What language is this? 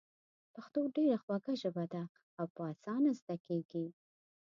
Pashto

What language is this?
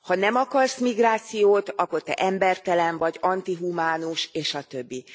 Hungarian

